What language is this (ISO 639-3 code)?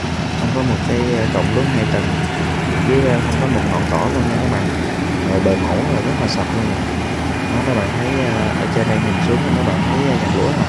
vie